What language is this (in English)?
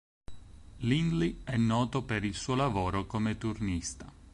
Italian